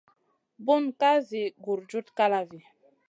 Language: Masana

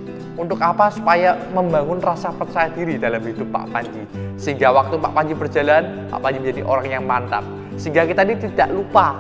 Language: Indonesian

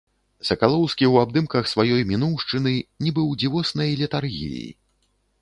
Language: Belarusian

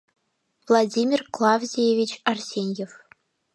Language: Mari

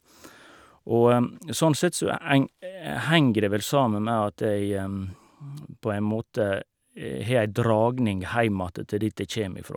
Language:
Norwegian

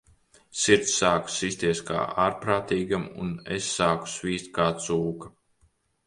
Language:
Latvian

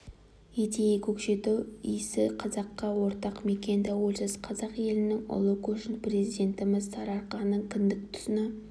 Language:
Kazakh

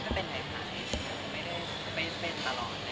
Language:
Thai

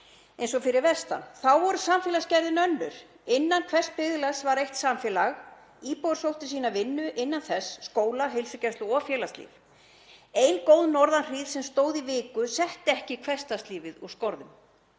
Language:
Icelandic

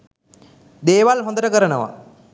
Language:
Sinhala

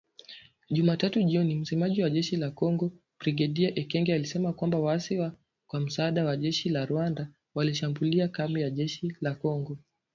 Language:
Swahili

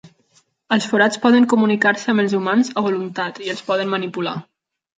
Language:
Catalan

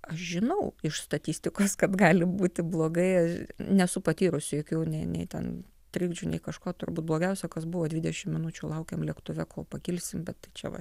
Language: Lithuanian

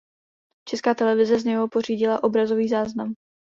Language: Czech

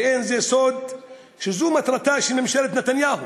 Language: Hebrew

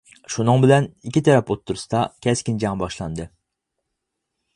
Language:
Uyghur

